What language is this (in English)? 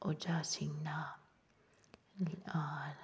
Manipuri